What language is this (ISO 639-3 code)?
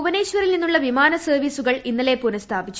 mal